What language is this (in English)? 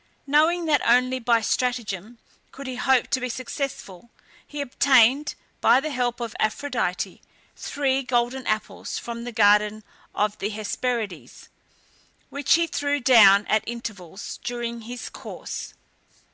English